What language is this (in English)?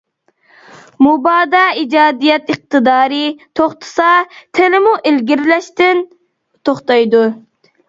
Uyghur